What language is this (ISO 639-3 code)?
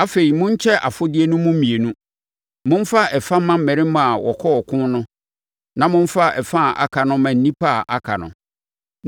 aka